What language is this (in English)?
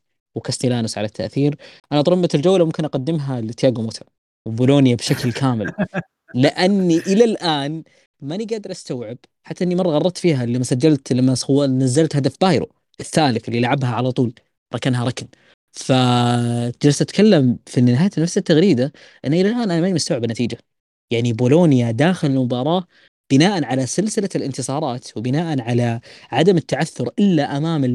Arabic